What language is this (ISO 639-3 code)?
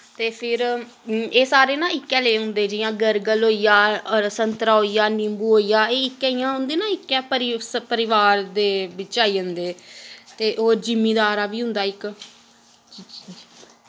doi